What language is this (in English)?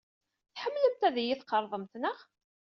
Kabyle